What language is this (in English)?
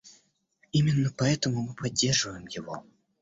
Russian